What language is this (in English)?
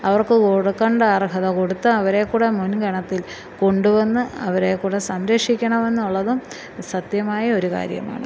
Malayalam